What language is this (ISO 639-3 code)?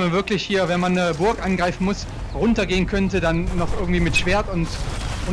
deu